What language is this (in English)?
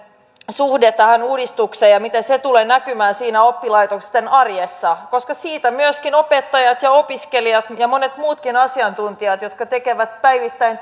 Finnish